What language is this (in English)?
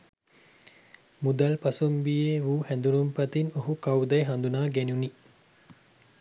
Sinhala